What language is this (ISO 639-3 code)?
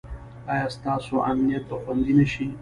pus